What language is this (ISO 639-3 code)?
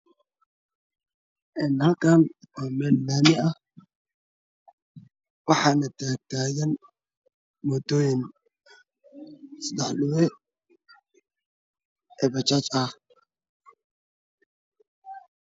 som